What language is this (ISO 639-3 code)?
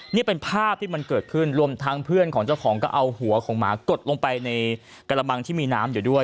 tha